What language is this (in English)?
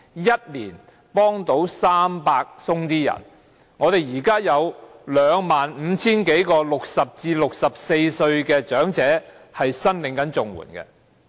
Cantonese